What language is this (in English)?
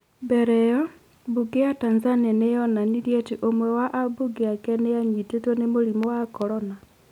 Kikuyu